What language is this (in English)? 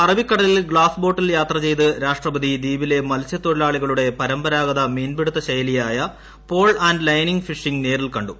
Malayalam